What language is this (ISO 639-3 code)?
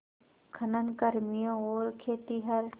hin